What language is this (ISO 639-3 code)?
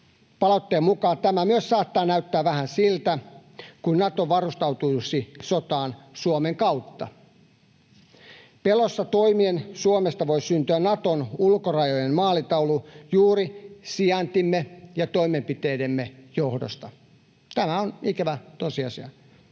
fin